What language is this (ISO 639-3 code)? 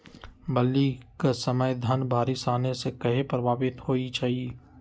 mag